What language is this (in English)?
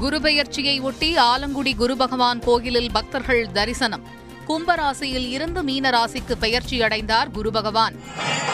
Tamil